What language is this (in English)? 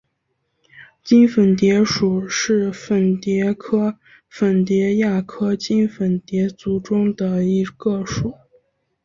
Chinese